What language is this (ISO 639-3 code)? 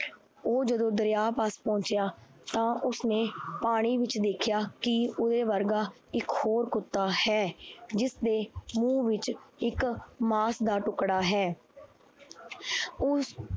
pan